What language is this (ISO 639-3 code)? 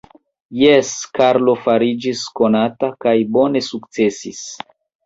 epo